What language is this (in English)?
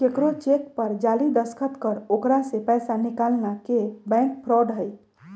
Magahi